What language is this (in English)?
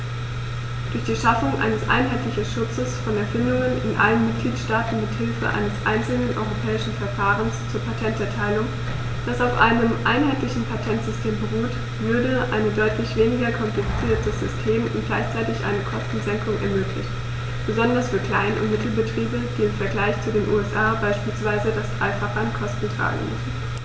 German